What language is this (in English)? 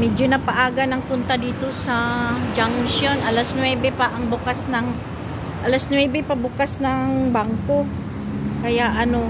Filipino